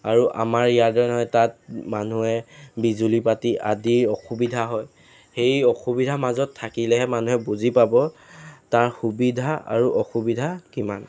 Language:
Assamese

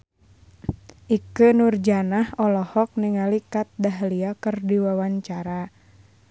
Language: Sundanese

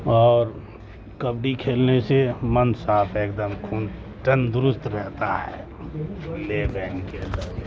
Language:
Urdu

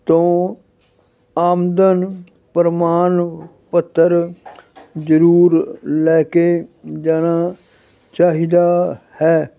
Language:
Punjabi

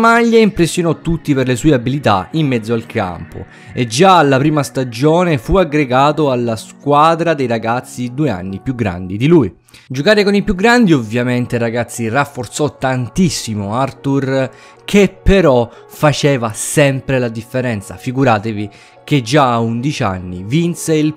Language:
Italian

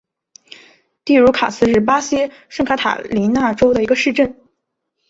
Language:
Chinese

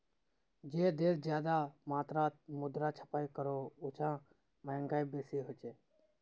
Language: Magahi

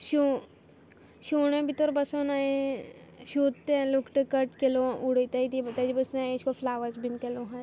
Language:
Konkani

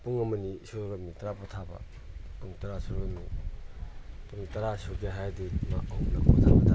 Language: Manipuri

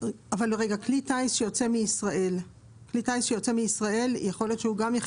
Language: Hebrew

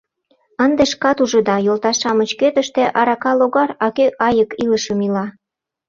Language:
Mari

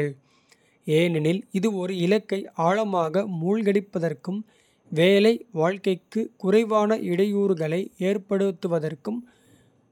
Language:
Kota (India)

